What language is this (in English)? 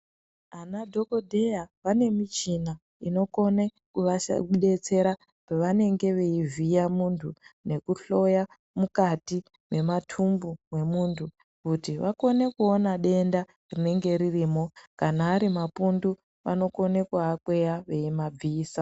Ndau